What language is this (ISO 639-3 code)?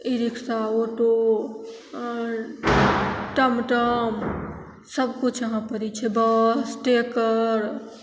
mai